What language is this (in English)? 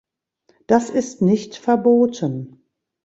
German